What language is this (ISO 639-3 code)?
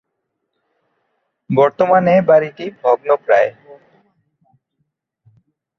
ben